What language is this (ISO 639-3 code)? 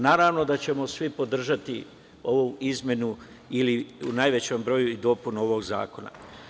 srp